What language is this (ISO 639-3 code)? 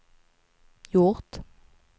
swe